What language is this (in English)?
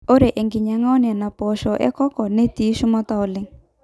Masai